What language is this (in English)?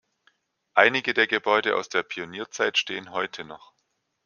German